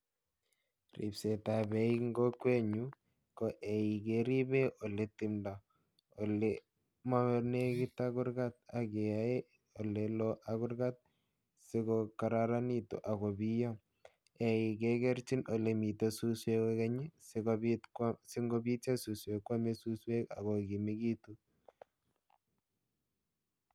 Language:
Kalenjin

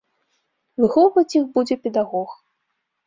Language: Belarusian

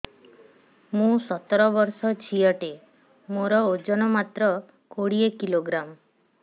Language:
Odia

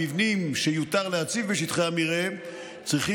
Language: Hebrew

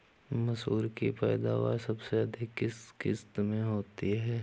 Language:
Hindi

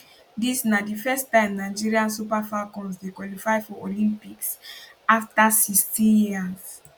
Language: Nigerian Pidgin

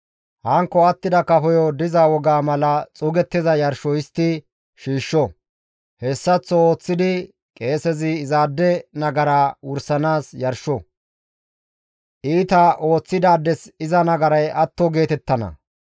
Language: Gamo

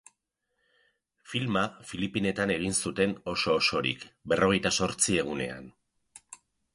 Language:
Basque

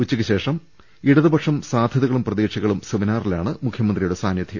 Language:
Malayalam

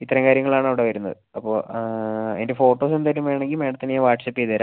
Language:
Malayalam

